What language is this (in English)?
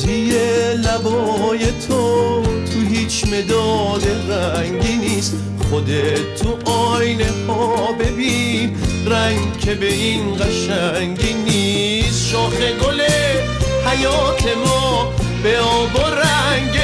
Persian